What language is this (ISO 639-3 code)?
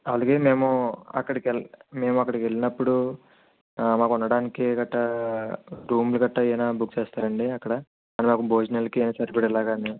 tel